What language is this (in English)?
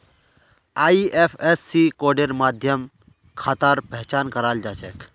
Magahi